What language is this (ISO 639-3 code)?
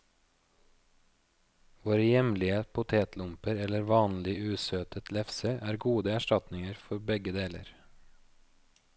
nor